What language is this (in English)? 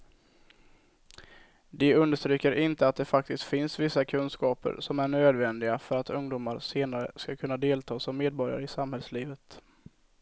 Swedish